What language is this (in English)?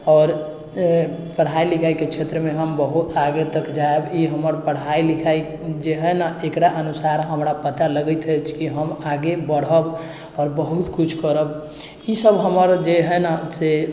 Maithili